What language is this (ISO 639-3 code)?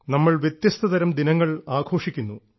mal